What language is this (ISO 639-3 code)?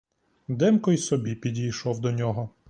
ukr